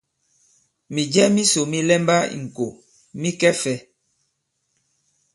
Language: Bankon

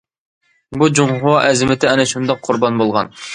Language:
Uyghur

